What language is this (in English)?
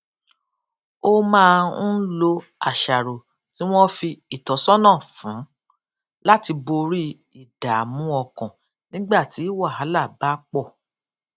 Yoruba